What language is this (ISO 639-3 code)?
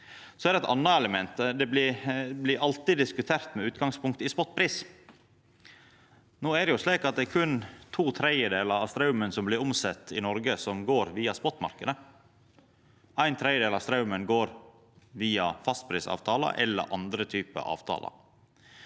nor